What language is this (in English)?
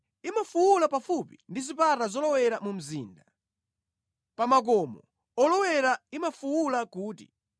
Nyanja